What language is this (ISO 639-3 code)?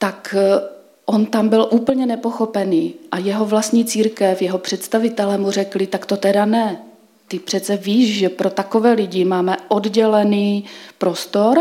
ces